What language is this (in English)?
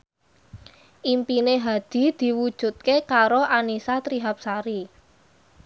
Javanese